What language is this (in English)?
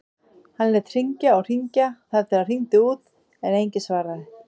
Icelandic